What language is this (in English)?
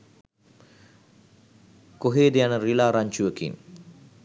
Sinhala